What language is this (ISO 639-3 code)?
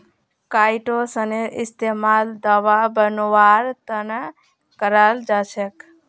mag